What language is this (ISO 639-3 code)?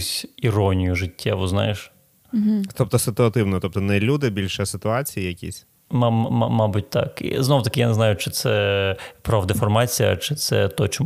ukr